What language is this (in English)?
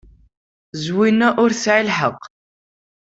Kabyle